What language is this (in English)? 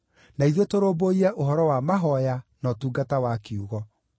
Kikuyu